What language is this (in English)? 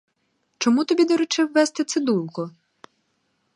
Ukrainian